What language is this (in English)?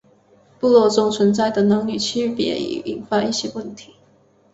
Chinese